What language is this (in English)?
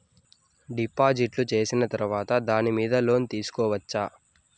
Telugu